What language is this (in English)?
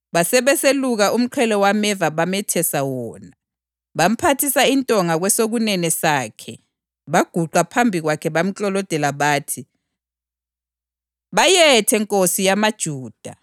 North Ndebele